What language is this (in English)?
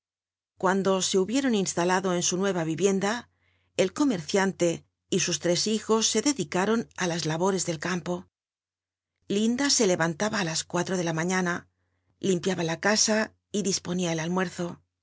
Spanish